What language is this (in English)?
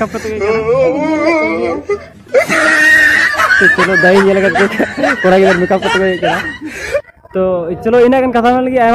Indonesian